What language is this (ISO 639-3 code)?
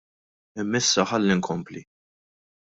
mlt